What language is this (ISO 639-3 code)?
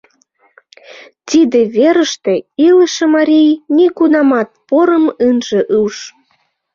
chm